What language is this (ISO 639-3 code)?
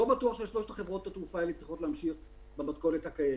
heb